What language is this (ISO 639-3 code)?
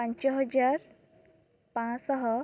ori